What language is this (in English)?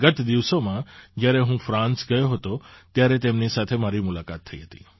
Gujarati